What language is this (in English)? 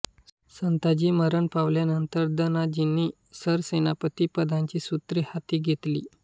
Marathi